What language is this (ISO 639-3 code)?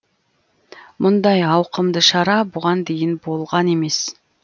kaz